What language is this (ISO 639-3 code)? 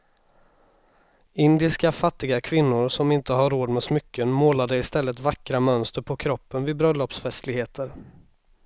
swe